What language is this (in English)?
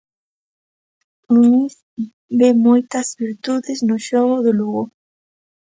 Galician